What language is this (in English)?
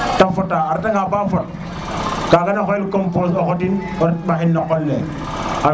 Serer